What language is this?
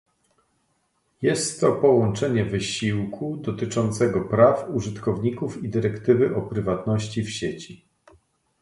Polish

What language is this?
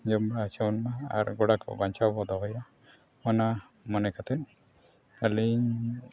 Santali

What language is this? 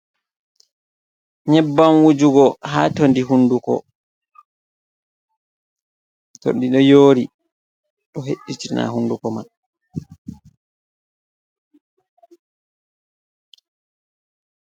Fula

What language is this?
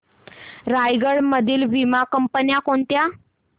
Marathi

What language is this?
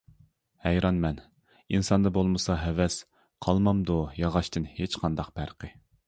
Uyghur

